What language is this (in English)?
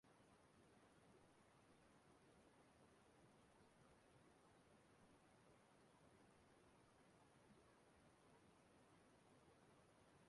Igbo